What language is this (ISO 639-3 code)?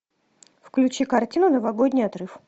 rus